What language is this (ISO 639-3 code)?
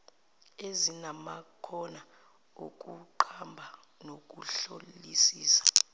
zul